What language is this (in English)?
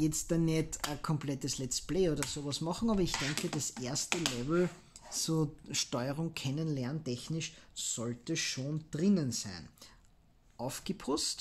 German